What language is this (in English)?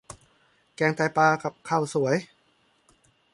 Thai